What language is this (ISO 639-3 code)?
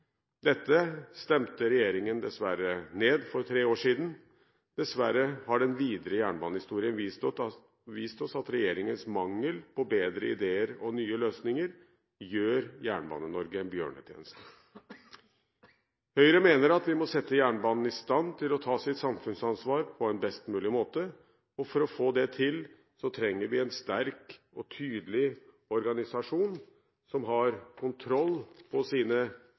nob